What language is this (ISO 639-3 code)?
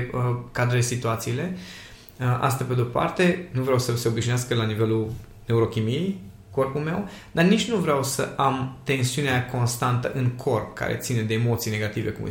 ron